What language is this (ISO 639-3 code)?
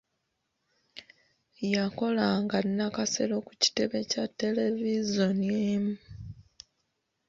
lug